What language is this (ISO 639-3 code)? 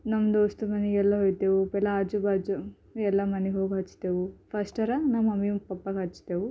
kan